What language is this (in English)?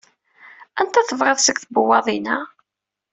Kabyle